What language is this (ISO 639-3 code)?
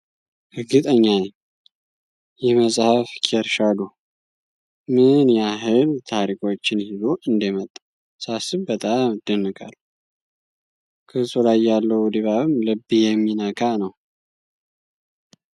amh